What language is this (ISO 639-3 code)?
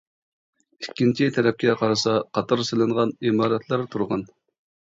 uig